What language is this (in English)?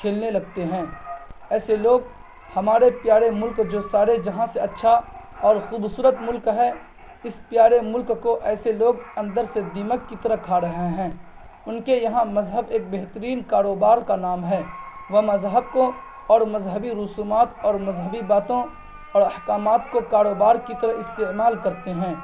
Urdu